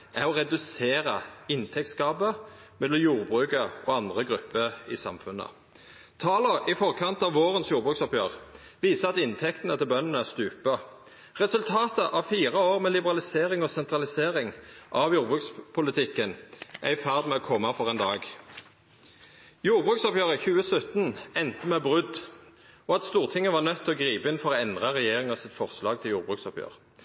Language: Norwegian Nynorsk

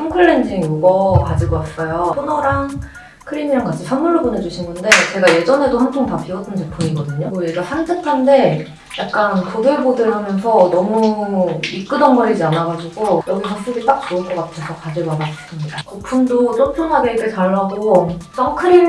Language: Korean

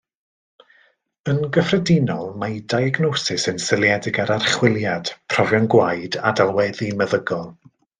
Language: Welsh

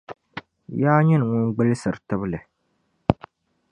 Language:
Dagbani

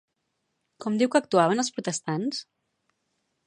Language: Catalan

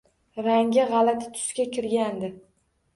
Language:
Uzbek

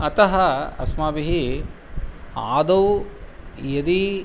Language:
Sanskrit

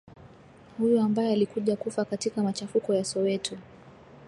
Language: Swahili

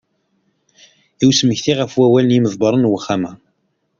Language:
Kabyle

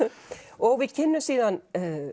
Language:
Icelandic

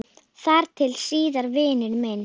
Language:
Icelandic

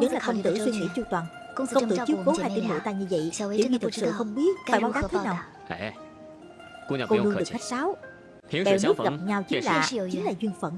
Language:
Vietnamese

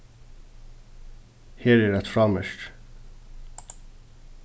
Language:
Faroese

